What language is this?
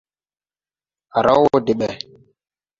Tupuri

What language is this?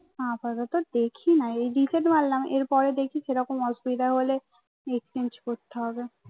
Bangla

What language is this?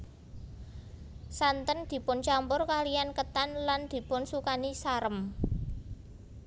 Javanese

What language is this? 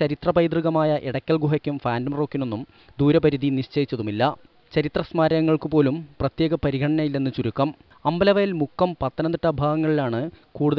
Polish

